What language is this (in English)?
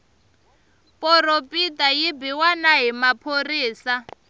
Tsonga